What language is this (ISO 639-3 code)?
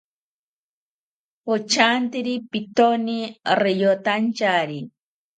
cpy